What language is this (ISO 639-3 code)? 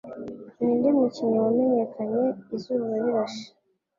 kin